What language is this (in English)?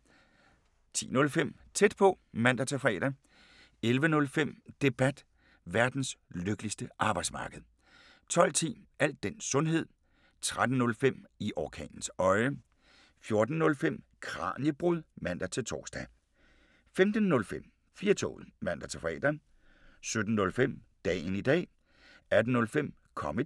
Danish